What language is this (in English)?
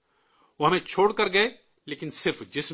Urdu